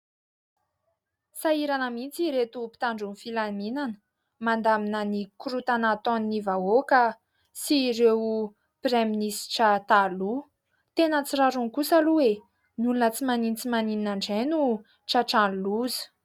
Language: Malagasy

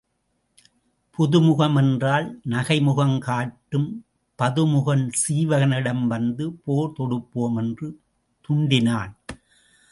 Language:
Tamil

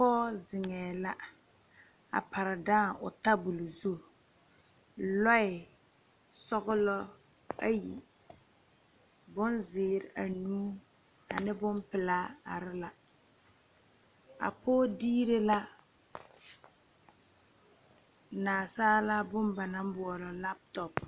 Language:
Southern Dagaare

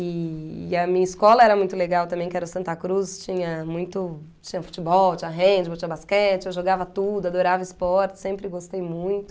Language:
Portuguese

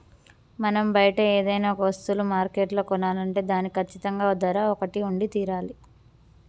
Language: Telugu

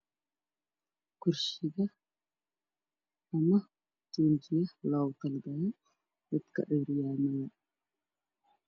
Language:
Somali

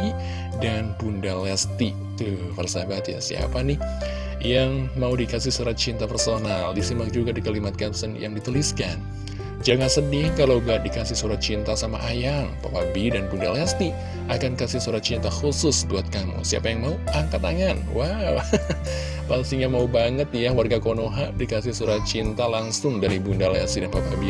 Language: Indonesian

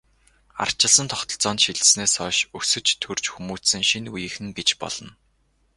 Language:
Mongolian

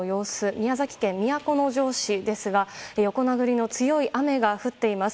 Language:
Japanese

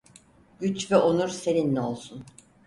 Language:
Turkish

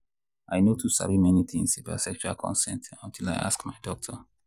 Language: Nigerian Pidgin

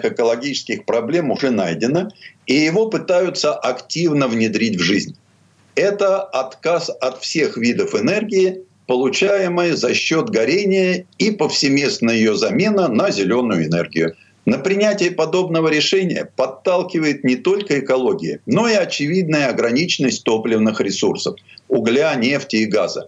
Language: Russian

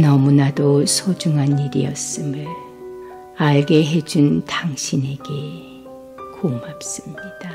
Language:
Korean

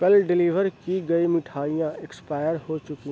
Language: Urdu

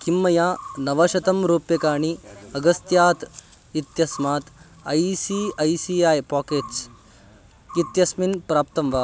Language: Sanskrit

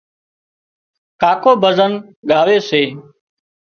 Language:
Wadiyara Koli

